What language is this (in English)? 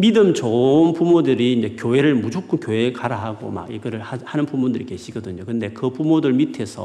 Korean